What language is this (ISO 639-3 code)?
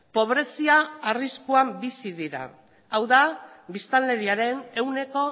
eus